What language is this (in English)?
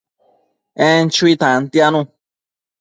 Matsés